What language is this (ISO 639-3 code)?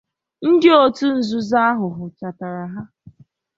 ibo